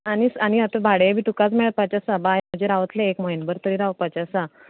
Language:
Konkani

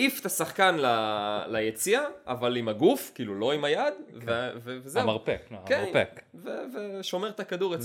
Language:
Hebrew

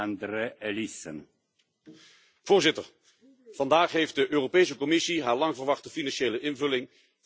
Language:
Dutch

